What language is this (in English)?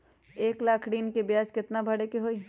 Magahi